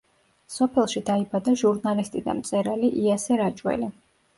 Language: Georgian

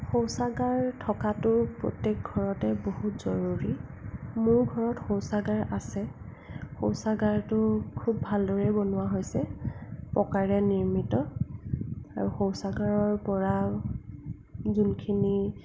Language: Assamese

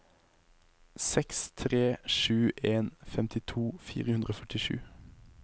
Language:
Norwegian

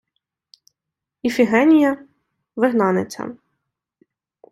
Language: Ukrainian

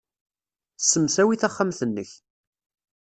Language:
Kabyle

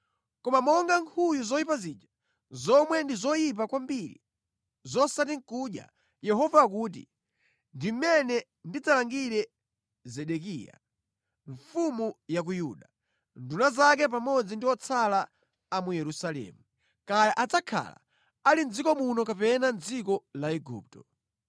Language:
Nyanja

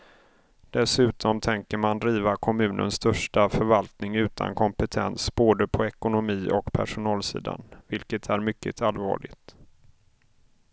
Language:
Swedish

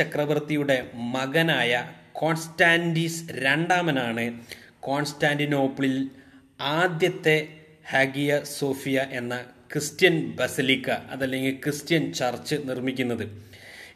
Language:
Malayalam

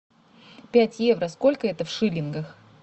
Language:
Russian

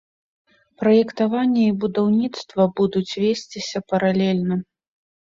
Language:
Belarusian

